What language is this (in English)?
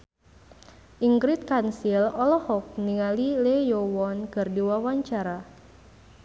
Sundanese